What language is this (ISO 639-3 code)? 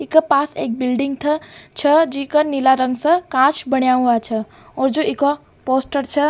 raj